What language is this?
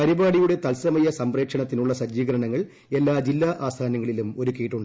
Malayalam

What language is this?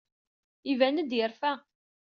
Kabyle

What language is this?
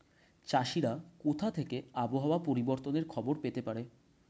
Bangla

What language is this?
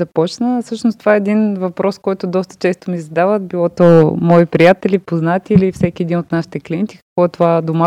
Bulgarian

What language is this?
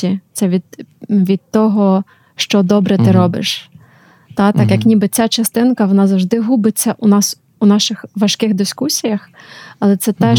Ukrainian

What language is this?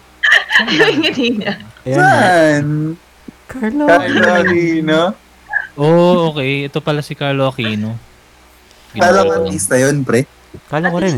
Filipino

